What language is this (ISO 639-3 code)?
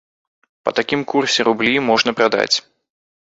bel